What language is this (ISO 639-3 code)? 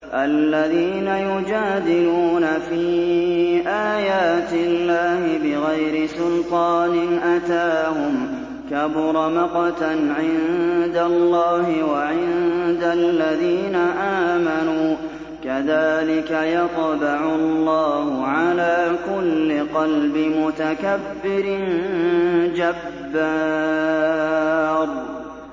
ara